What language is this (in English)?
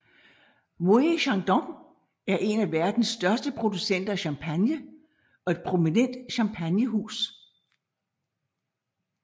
Danish